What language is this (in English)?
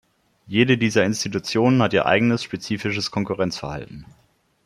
German